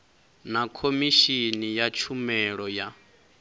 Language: Venda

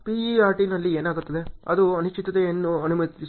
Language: Kannada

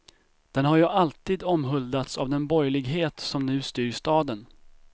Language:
Swedish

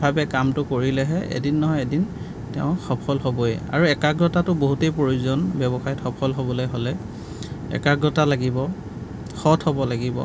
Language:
Assamese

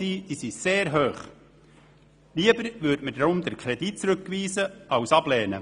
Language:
Swiss German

